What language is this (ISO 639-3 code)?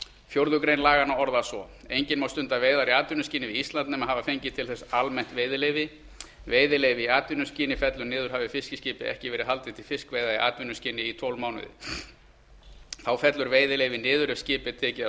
isl